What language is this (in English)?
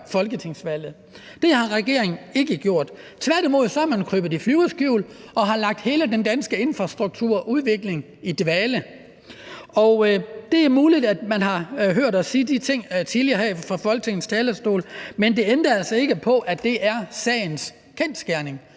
Danish